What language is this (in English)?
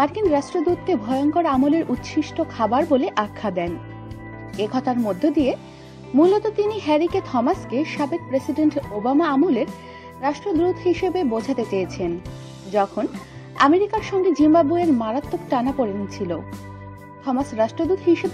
Hindi